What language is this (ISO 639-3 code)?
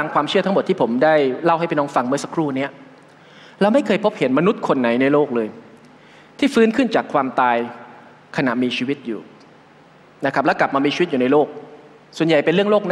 tha